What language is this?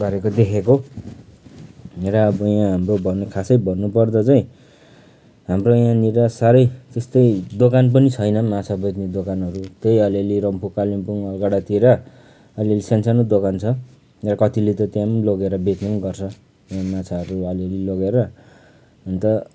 Nepali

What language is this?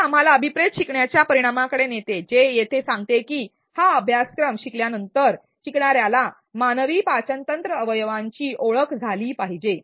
Marathi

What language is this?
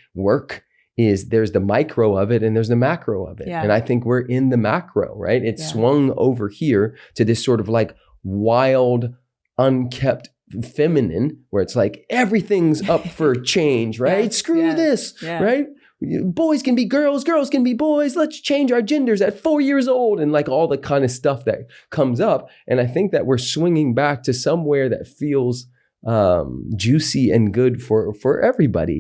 English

